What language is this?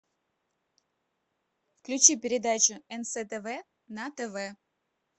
Russian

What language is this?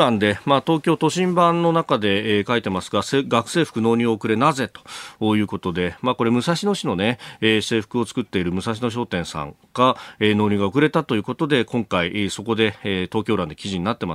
Japanese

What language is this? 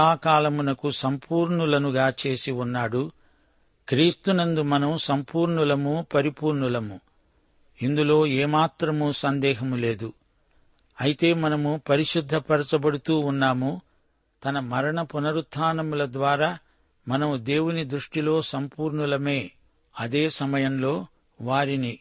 Telugu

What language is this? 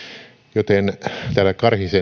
Finnish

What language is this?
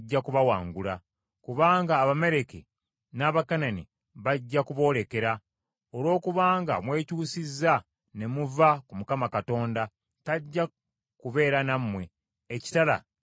Ganda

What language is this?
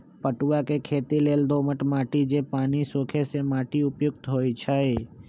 Magahi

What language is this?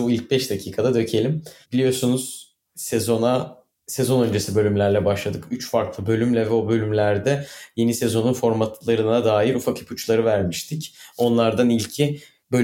Turkish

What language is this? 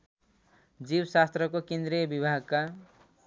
Nepali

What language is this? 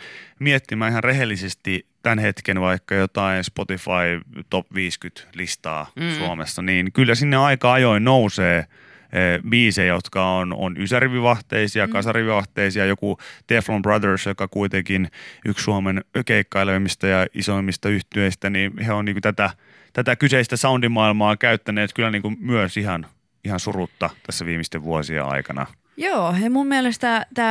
Finnish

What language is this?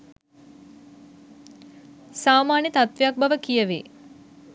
Sinhala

